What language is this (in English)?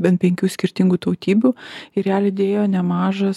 Lithuanian